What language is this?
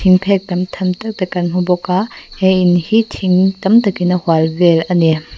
Mizo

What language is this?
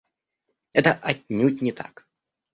Russian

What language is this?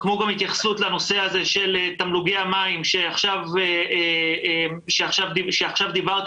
Hebrew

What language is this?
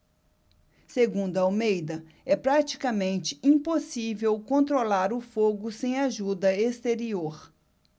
Portuguese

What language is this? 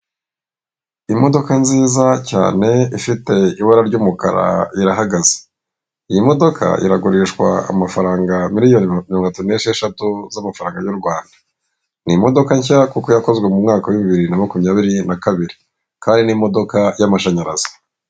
Kinyarwanda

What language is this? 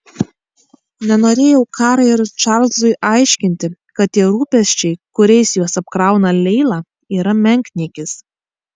Lithuanian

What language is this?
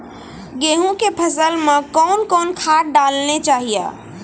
Maithili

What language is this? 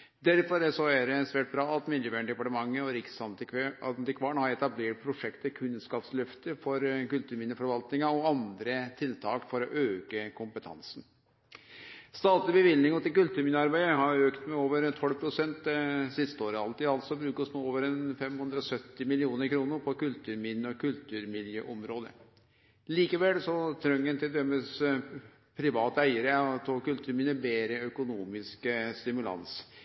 Norwegian Nynorsk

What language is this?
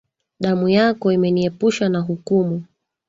Swahili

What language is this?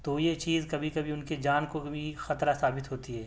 Urdu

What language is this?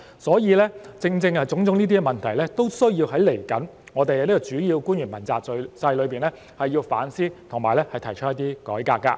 Cantonese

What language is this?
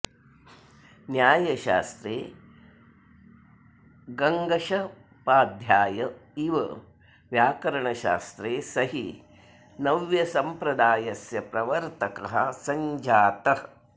Sanskrit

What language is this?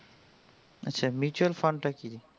Bangla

